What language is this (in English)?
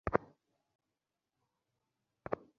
Bangla